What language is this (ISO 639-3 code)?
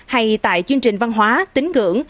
vie